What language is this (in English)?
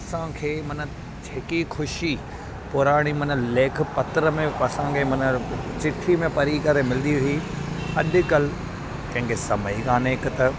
Sindhi